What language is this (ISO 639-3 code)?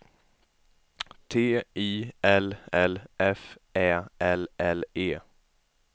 swe